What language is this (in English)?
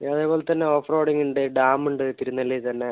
Malayalam